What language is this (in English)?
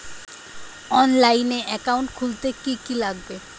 Bangla